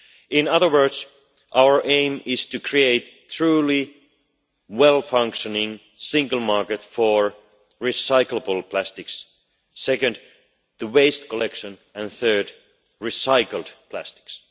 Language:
English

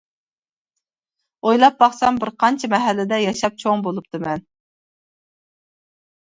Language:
Uyghur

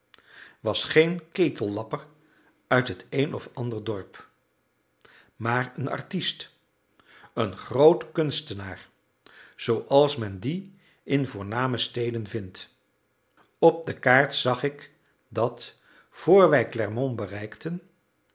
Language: Dutch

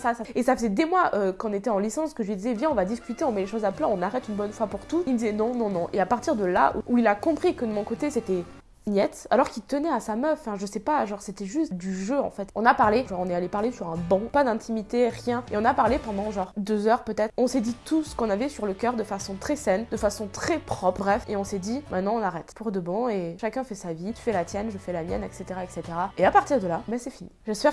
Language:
French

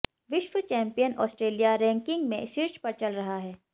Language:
Hindi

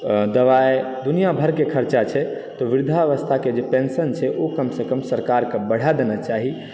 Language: Maithili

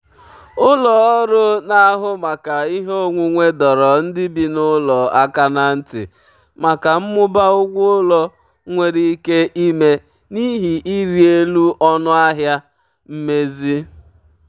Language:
Igbo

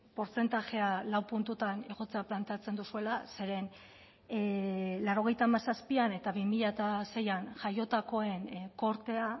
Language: Basque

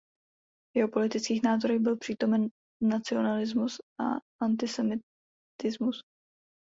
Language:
Czech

